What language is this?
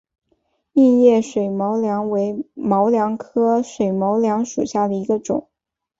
Chinese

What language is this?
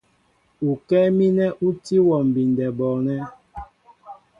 Mbo (Cameroon)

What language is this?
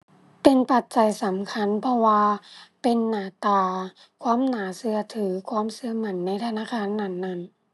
Thai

